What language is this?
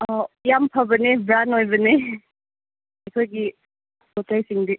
Manipuri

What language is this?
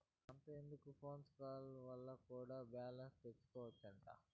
Telugu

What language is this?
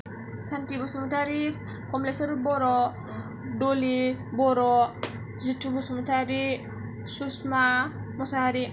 Bodo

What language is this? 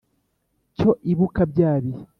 Kinyarwanda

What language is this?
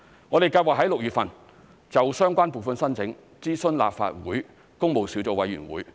Cantonese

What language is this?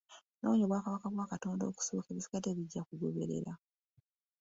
Ganda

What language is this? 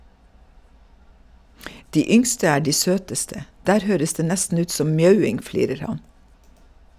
Norwegian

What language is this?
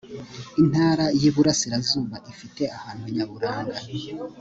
Kinyarwanda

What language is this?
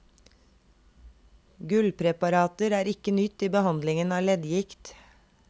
Norwegian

